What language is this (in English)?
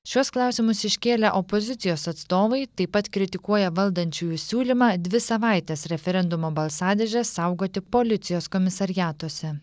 Lithuanian